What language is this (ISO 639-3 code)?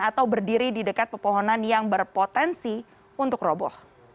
ind